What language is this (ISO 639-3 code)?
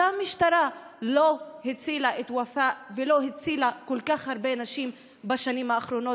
heb